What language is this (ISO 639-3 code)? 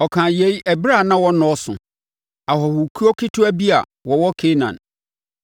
aka